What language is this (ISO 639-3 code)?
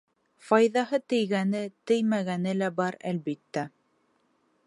bak